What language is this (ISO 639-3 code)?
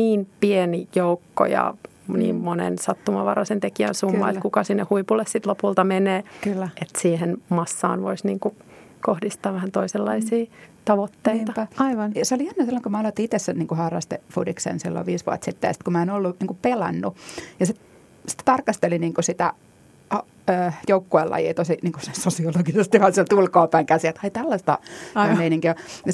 fin